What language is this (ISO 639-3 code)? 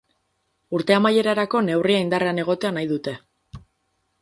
eus